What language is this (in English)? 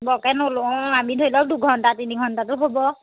Assamese